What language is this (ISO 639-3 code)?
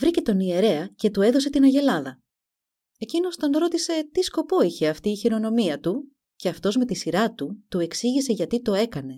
ell